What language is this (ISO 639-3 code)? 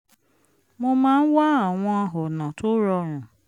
yor